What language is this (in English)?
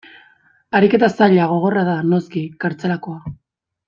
Basque